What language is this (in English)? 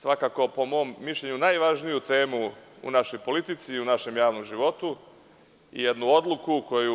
Serbian